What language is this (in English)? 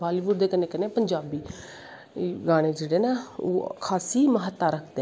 Dogri